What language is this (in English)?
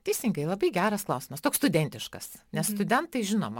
Lithuanian